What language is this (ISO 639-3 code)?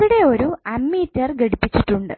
mal